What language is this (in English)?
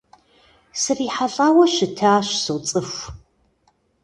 Kabardian